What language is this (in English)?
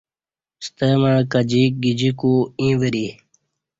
Kati